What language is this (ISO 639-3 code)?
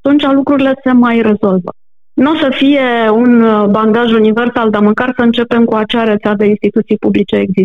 ron